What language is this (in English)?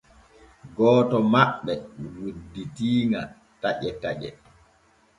Borgu Fulfulde